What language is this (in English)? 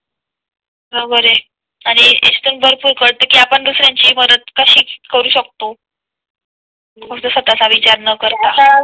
Marathi